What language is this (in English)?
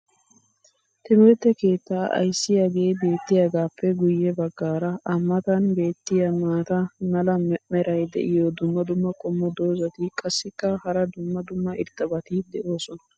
Wolaytta